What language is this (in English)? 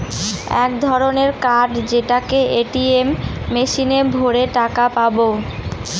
Bangla